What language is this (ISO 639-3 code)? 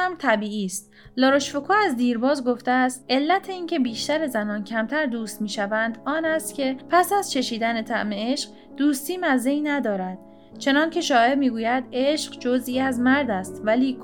fas